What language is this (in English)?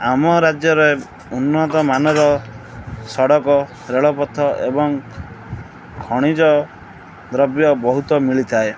Odia